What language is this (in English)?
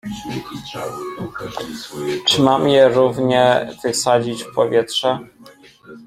Polish